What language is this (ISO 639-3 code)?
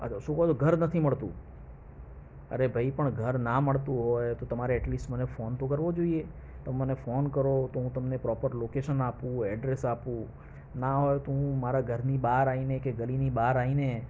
guj